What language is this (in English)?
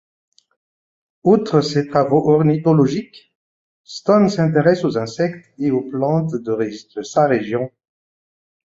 French